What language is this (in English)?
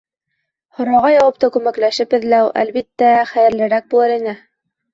Bashkir